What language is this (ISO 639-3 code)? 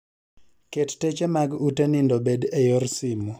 luo